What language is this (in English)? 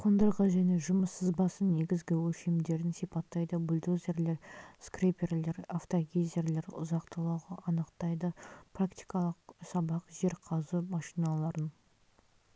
Kazakh